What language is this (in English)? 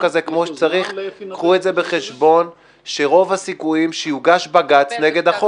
Hebrew